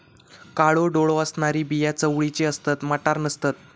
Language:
Marathi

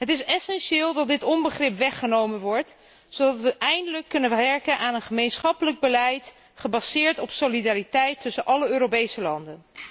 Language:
Dutch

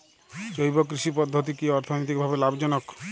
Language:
Bangla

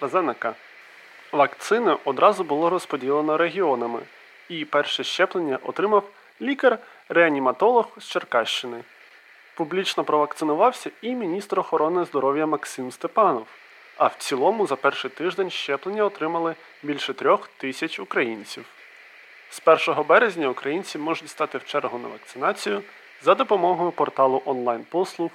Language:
Ukrainian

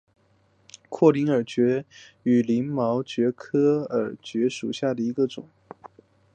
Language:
Chinese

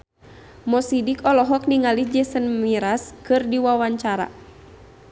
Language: Sundanese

